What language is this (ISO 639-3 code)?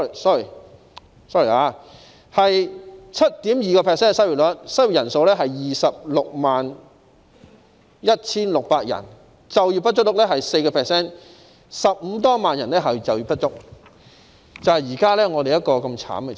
yue